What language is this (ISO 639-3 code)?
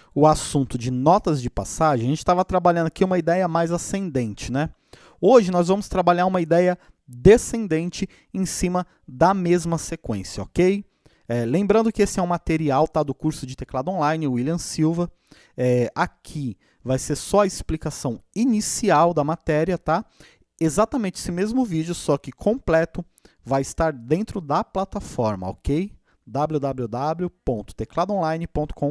por